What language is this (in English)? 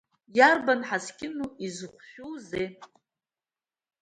Abkhazian